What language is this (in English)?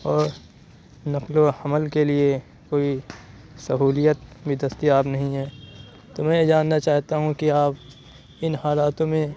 Urdu